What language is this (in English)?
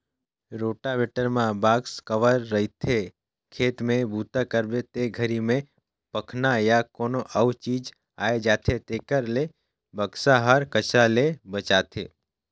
Chhattisgarhi